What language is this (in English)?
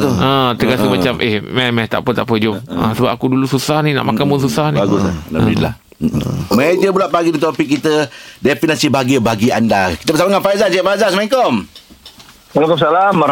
Malay